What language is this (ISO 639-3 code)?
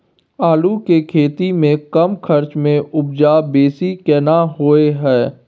mai